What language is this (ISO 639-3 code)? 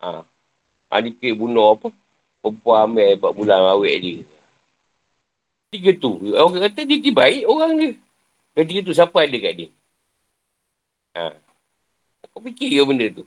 msa